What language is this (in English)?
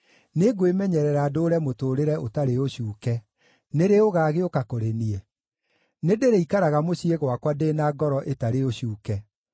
Kikuyu